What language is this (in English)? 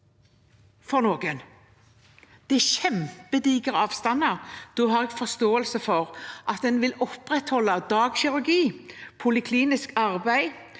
Norwegian